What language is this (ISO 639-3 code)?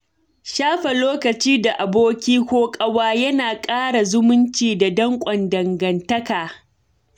hau